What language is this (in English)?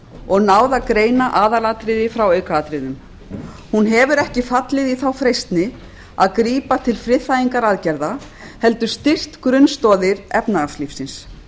Icelandic